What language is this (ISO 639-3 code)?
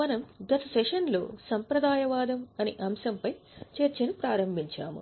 tel